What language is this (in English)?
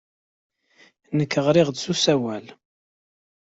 Kabyle